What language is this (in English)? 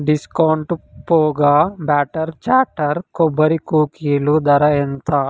Telugu